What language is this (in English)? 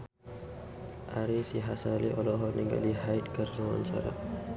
Sundanese